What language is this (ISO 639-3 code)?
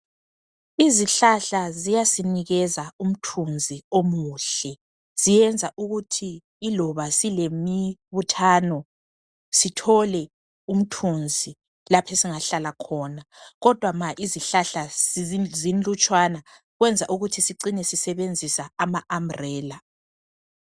nde